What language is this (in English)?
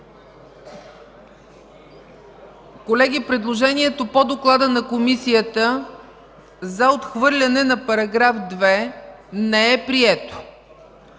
Bulgarian